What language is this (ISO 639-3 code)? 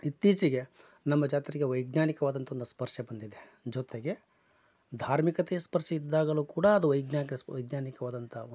kan